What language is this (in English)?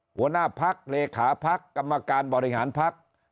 Thai